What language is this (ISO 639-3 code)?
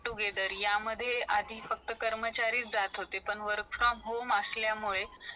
mar